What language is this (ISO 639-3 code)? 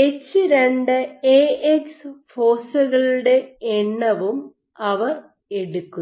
mal